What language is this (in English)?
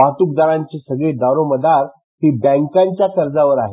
Marathi